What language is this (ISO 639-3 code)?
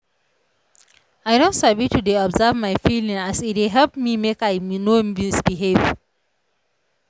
pcm